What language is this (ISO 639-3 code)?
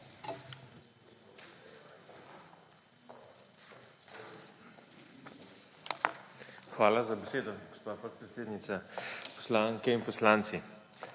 slv